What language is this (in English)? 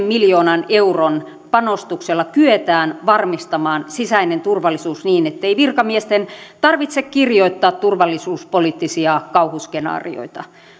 Finnish